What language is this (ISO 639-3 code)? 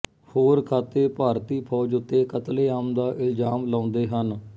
pan